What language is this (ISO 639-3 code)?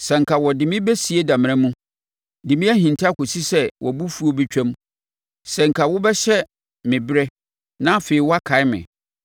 aka